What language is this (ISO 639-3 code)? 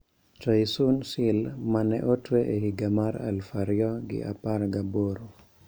luo